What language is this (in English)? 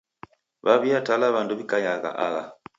Taita